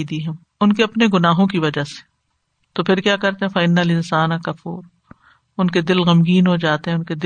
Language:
Urdu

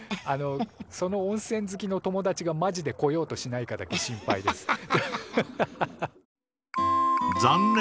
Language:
Japanese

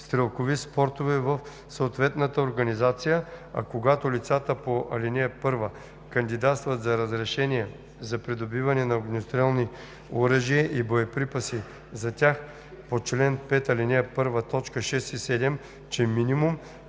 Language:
Bulgarian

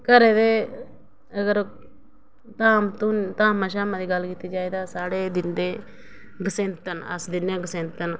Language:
Dogri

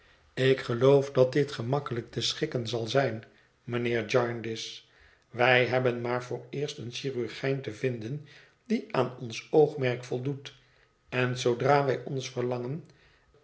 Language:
Dutch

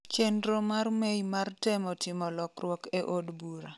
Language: Luo (Kenya and Tanzania)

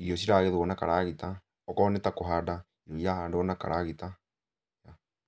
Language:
Kikuyu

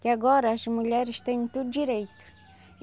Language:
Portuguese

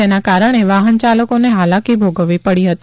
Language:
Gujarati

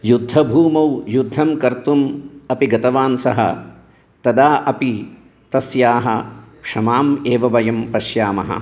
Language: Sanskrit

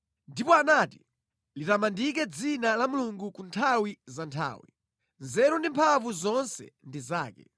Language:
Nyanja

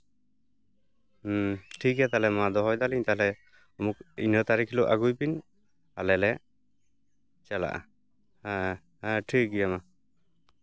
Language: Santali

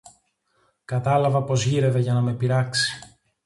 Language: Greek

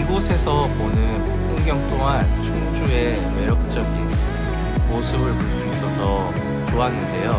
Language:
Korean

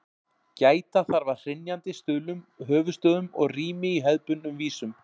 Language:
Icelandic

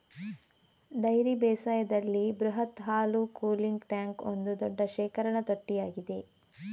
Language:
Kannada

